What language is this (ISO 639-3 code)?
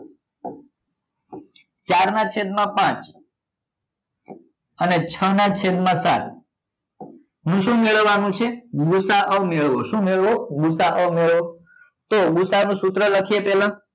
guj